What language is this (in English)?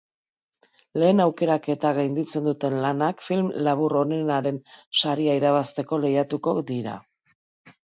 Basque